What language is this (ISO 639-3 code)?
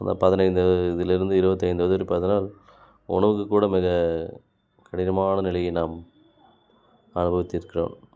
tam